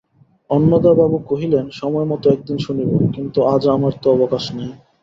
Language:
Bangla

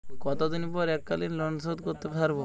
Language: Bangla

